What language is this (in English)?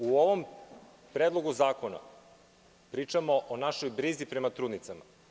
Serbian